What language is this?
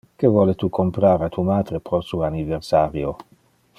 Interlingua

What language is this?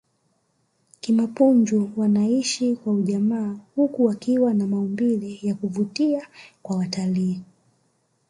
Swahili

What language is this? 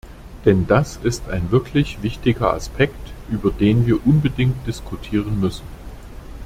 German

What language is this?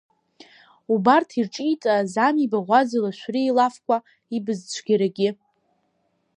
Abkhazian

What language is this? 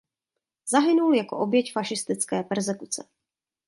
Czech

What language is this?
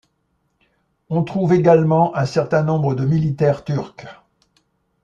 French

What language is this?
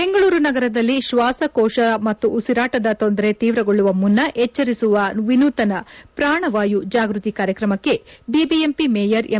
Kannada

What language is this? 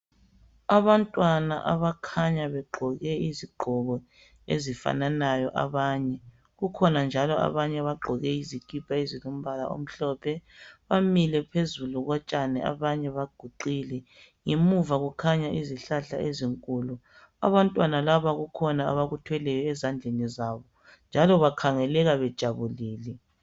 North Ndebele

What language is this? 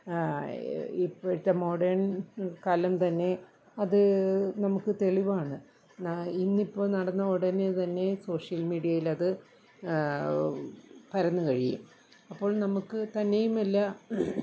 Malayalam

